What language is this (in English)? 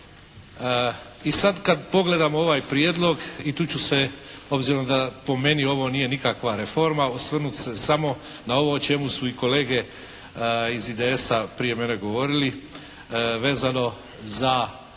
Croatian